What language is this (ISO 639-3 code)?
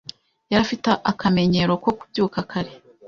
kin